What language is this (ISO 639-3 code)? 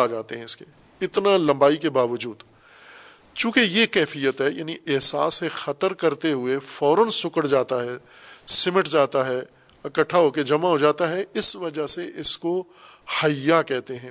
urd